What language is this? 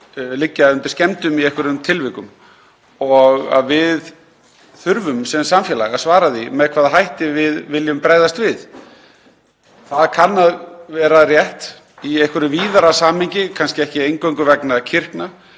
Icelandic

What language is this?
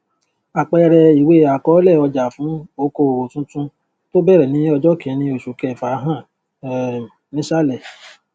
Yoruba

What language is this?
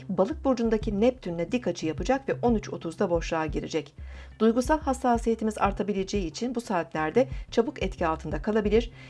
Turkish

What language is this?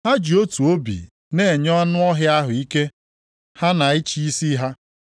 Igbo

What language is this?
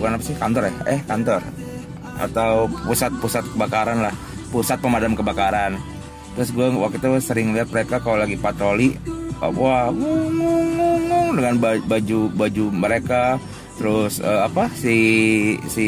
Indonesian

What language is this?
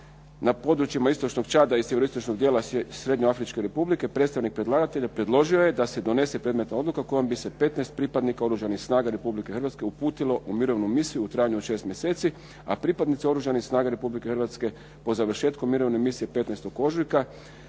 Croatian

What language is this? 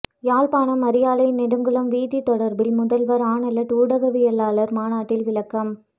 Tamil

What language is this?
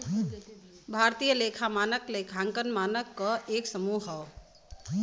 Bhojpuri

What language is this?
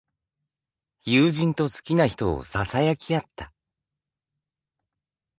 Japanese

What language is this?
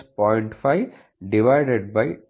Kannada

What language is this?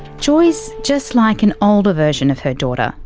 English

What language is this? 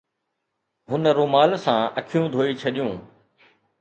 Sindhi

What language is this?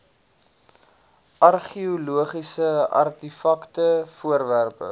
Afrikaans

